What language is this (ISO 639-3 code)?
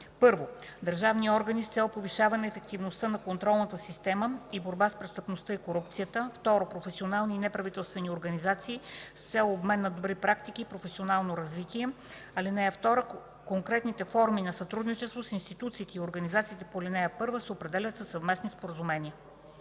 bul